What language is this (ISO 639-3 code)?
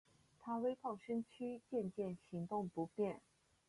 zho